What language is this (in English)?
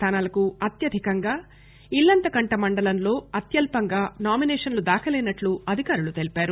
Telugu